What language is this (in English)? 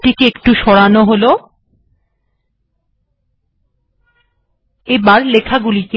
Bangla